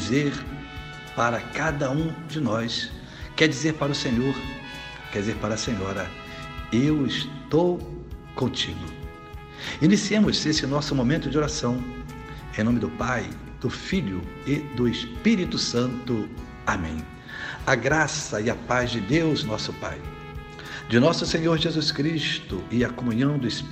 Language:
Portuguese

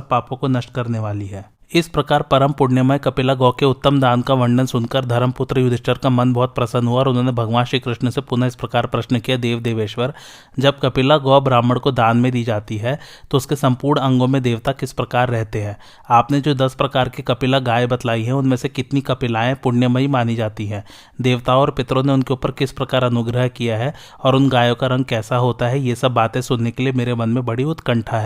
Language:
Hindi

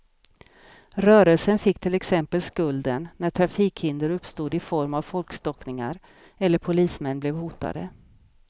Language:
Swedish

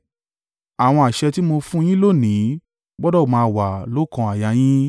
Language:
Yoruba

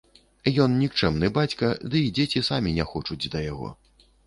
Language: Belarusian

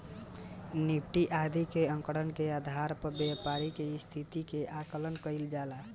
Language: Bhojpuri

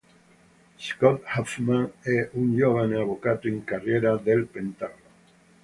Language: Italian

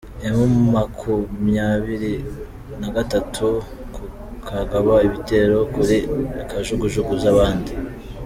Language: Kinyarwanda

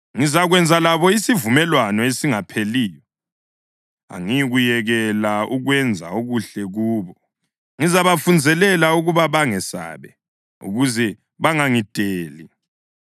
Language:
North Ndebele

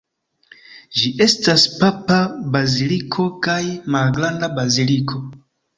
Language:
Esperanto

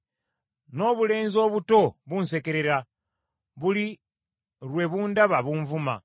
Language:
Ganda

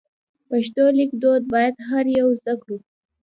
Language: Pashto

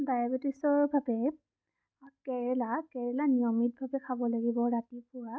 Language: Assamese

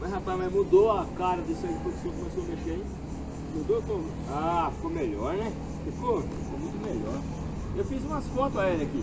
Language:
Portuguese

